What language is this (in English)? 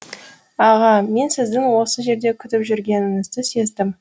Kazakh